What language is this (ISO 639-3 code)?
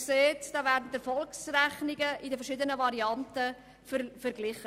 gsw